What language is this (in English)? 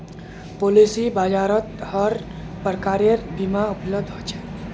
Magahi